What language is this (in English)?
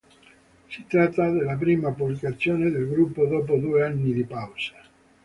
Italian